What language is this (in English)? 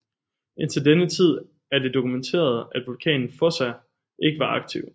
Danish